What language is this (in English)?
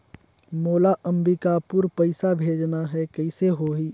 Chhattisgarhi